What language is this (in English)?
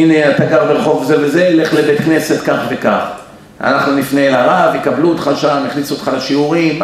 Hebrew